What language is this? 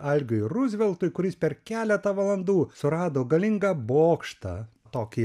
Lithuanian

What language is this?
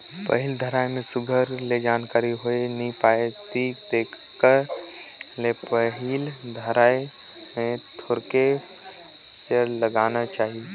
Chhattisgarhi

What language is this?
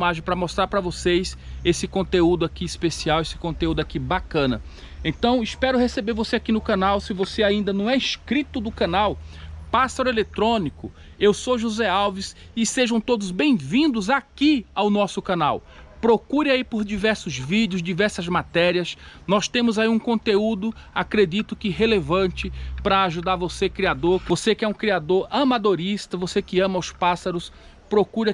Portuguese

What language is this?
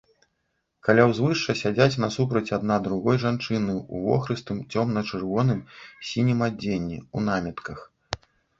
Belarusian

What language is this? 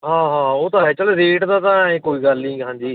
Punjabi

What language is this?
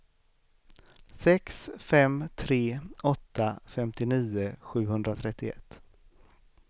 Swedish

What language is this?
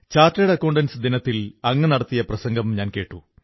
Malayalam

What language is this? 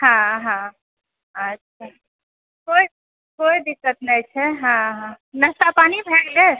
Maithili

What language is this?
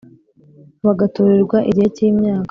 Kinyarwanda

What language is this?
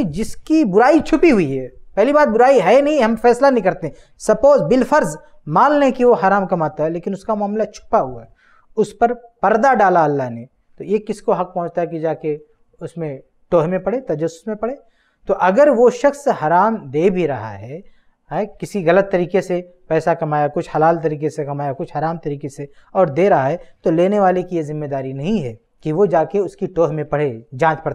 Hindi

